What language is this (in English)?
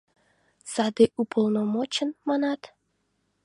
Mari